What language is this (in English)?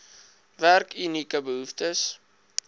Afrikaans